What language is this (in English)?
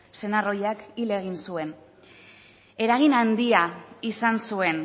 Basque